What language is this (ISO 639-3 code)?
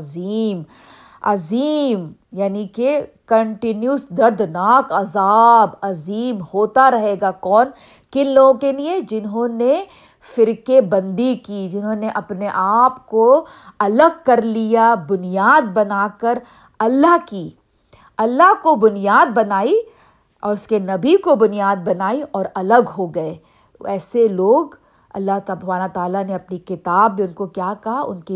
urd